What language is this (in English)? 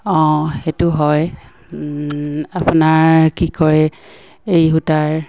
Assamese